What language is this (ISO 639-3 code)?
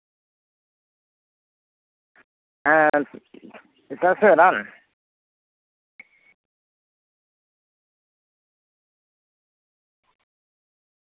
sat